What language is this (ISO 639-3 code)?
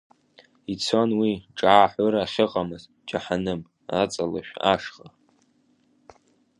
abk